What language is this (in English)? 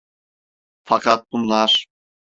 Turkish